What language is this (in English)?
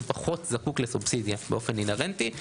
Hebrew